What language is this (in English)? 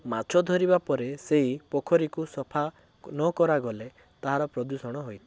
Odia